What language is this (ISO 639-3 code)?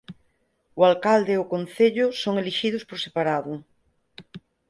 glg